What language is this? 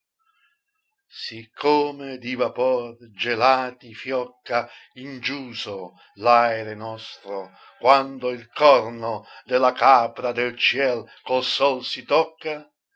Italian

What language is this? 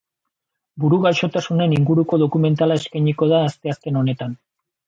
Basque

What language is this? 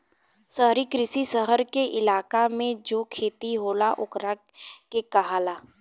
Bhojpuri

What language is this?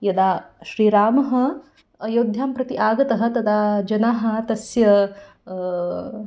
Sanskrit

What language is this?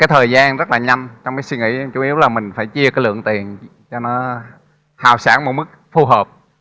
Vietnamese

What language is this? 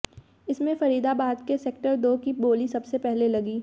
Hindi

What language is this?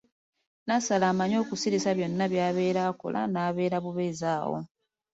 Ganda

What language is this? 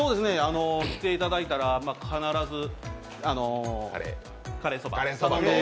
Japanese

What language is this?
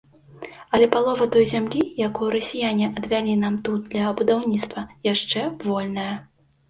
Belarusian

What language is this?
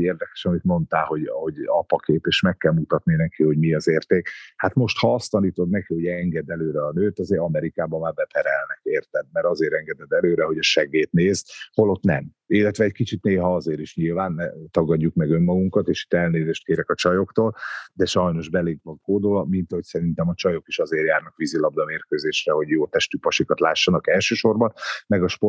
Hungarian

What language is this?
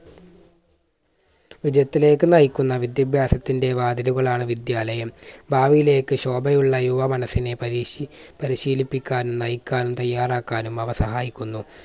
Malayalam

